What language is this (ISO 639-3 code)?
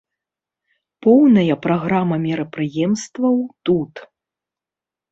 bel